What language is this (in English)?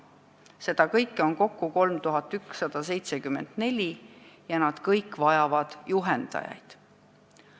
Estonian